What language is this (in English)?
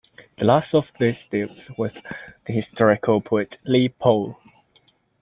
English